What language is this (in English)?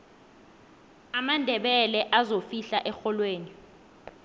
South Ndebele